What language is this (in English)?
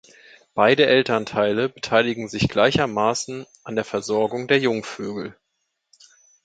German